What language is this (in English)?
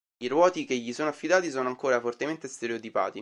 Italian